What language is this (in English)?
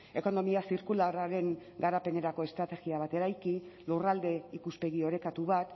Basque